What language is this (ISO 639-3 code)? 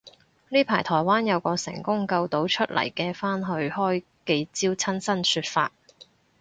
yue